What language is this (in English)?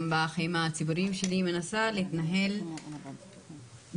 Hebrew